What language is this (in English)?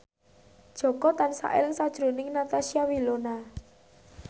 Javanese